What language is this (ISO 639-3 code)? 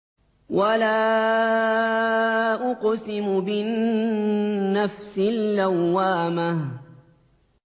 ara